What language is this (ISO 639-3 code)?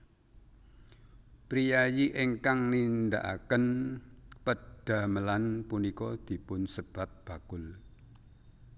jav